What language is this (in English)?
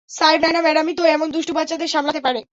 Bangla